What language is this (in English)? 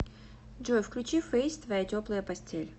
Russian